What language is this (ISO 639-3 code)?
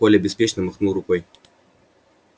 rus